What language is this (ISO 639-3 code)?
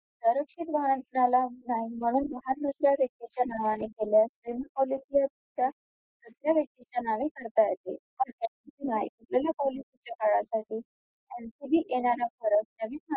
mar